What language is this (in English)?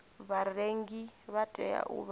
Venda